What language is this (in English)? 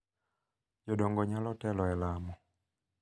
Luo (Kenya and Tanzania)